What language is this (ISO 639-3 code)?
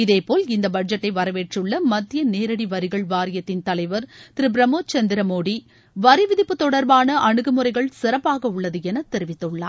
tam